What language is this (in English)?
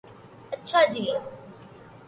Urdu